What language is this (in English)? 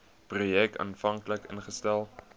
Afrikaans